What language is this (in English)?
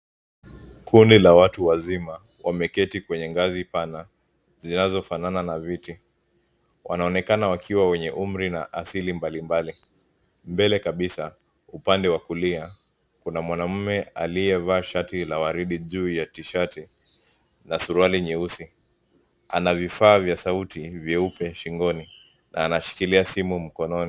Swahili